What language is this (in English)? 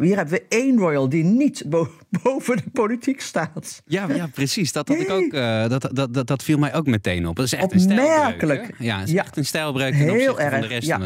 Dutch